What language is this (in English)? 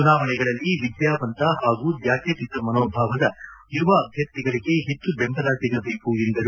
Kannada